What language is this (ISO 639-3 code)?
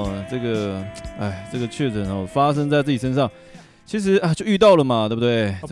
zho